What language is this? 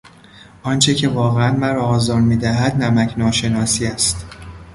Persian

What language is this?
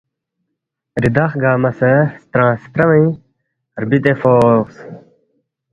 Balti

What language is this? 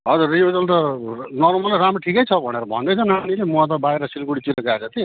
Nepali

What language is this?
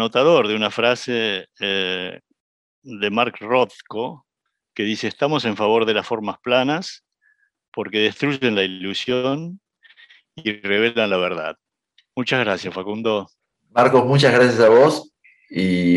Spanish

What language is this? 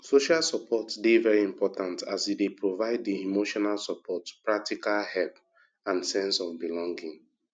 Nigerian Pidgin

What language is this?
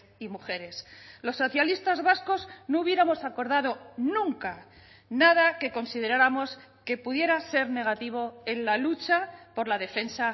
Spanish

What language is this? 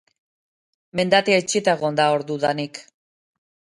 Basque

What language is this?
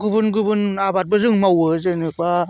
Bodo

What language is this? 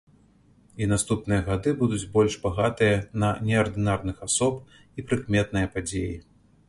Belarusian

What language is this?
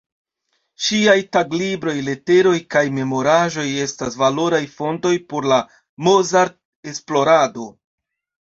Esperanto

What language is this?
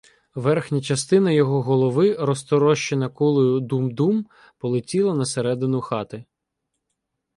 Ukrainian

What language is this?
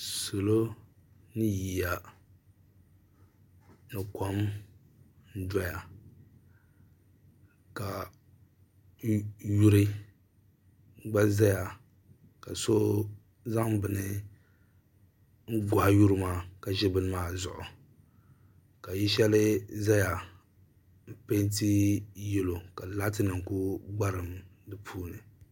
Dagbani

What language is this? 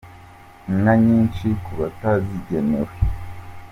Kinyarwanda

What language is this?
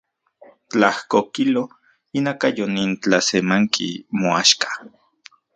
Central Puebla Nahuatl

